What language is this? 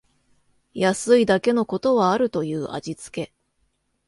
Japanese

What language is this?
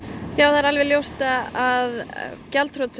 Icelandic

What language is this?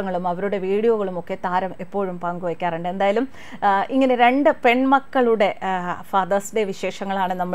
Malayalam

